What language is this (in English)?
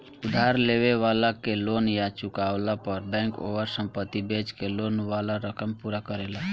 Bhojpuri